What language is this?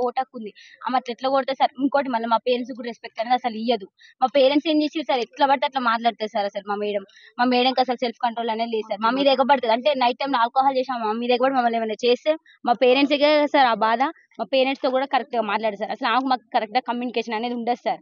Telugu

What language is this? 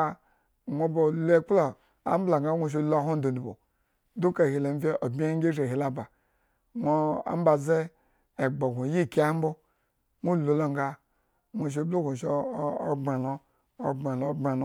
Eggon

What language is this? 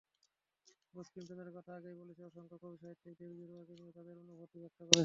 Bangla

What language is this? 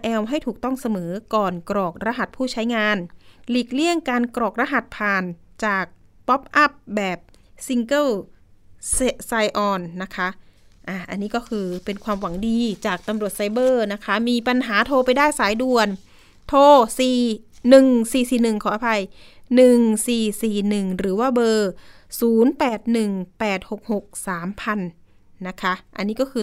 Thai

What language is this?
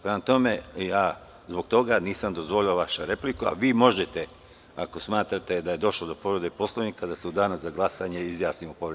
Serbian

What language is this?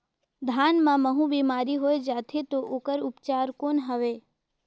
Chhattisgarhi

